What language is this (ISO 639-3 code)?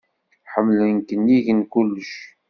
kab